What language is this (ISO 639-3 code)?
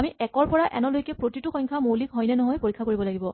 asm